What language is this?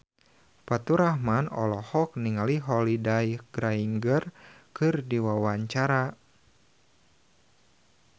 Sundanese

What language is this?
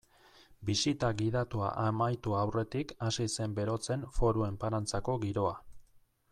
Basque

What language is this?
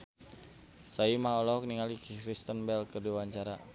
Sundanese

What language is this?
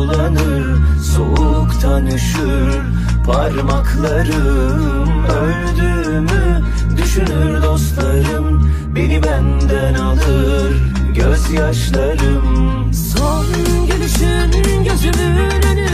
Turkish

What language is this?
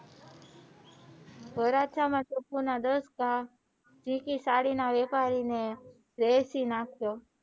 Gujarati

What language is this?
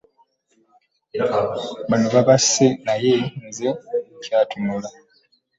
Ganda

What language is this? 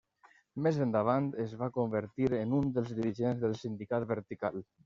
Catalan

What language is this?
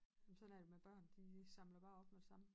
Danish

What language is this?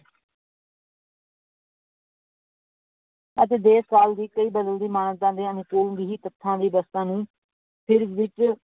Punjabi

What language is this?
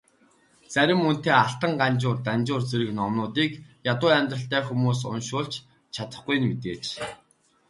Mongolian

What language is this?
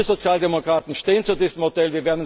German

